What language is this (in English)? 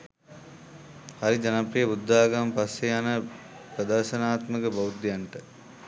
Sinhala